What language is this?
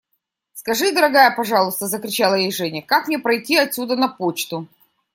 Russian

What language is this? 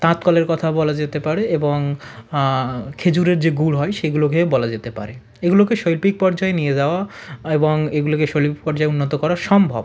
Bangla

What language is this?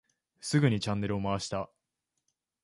Japanese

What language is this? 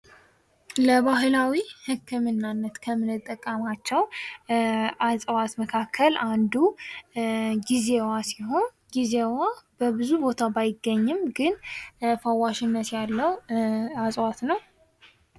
Amharic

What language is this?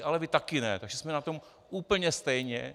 Czech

